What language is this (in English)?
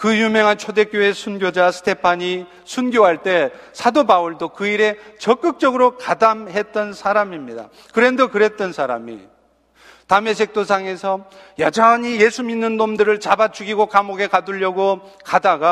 Korean